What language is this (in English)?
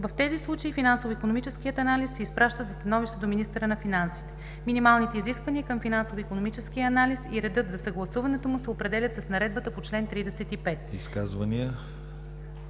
Bulgarian